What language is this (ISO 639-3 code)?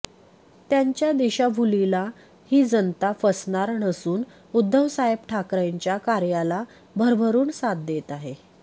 mar